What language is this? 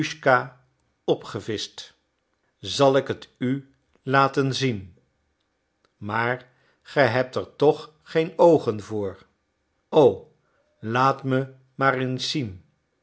Dutch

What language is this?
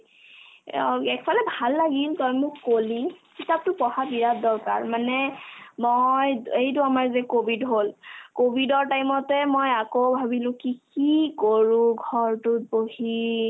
Assamese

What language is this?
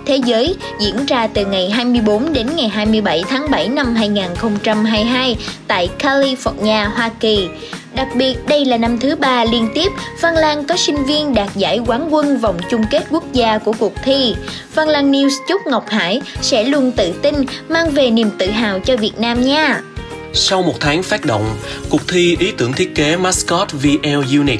Vietnamese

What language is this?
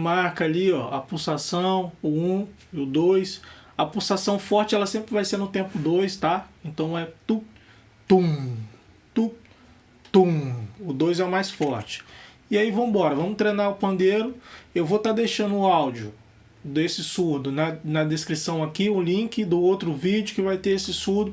Portuguese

